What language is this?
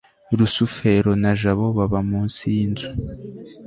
Kinyarwanda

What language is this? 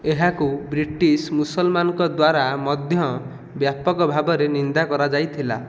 Odia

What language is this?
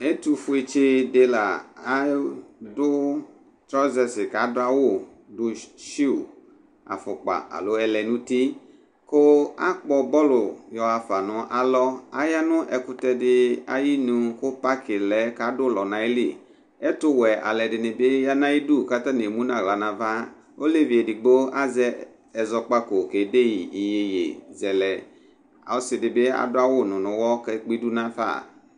Ikposo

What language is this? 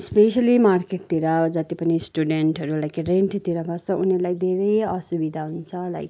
Nepali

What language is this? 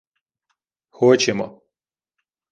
Ukrainian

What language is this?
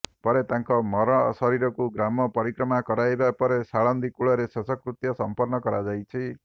Odia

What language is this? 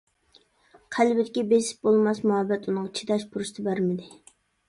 Uyghur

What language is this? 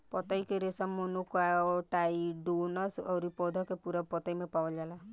Bhojpuri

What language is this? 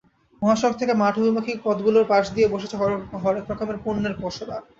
Bangla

